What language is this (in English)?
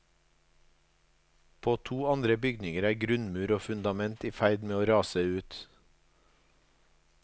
Norwegian